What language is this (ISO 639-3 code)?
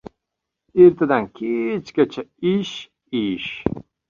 uzb